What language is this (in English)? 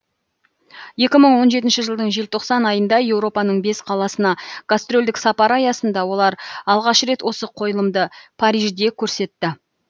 Kazakh